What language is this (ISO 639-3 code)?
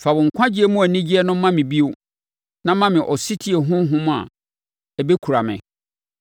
aka